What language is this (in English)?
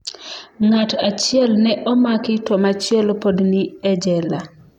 Luo (Kenya and Tanzania)